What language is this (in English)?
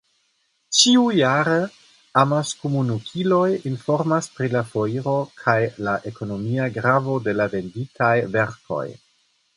Esperanto